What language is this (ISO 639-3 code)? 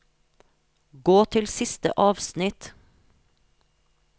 nor